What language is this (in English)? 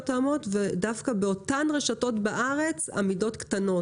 Hebrew